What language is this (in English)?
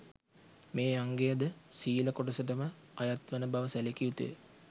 Sinhala